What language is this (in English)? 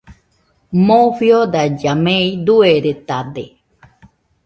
Nüpode Huitoto